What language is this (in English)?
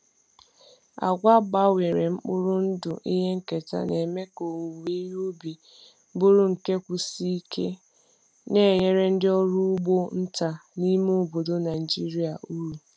Igbo